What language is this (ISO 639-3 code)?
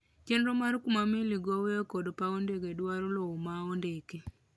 luo